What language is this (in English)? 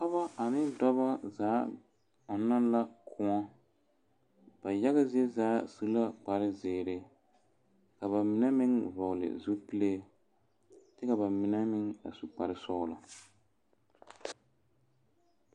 Southern Dagaare